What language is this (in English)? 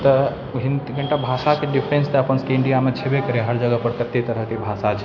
Maithili